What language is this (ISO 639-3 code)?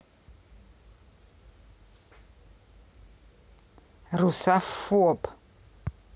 rus